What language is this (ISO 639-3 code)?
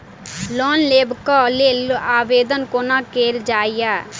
mai